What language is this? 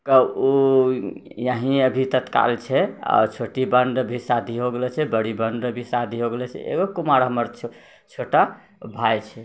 Maithili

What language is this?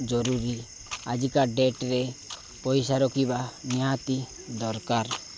Odia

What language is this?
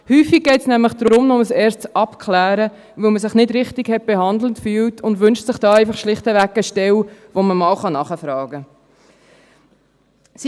Swiss German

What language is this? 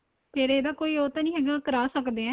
Punjabi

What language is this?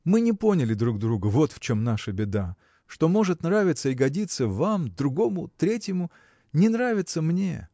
Russian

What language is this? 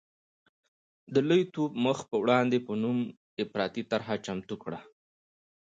Pashto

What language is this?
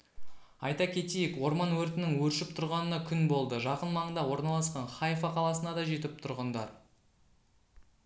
Kazakh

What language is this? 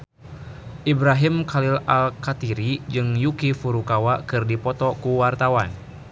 Sundanese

